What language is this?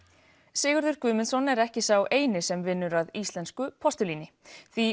Icelandic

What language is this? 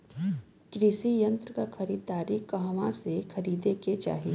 Bhojpuri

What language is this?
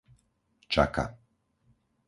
Slovak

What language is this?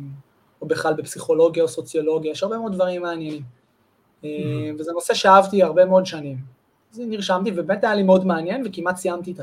Hebrew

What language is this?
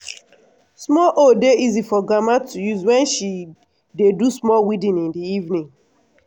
Nigerian Pidgin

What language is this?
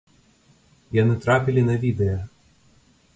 Belarusian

